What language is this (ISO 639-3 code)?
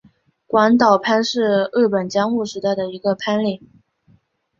zho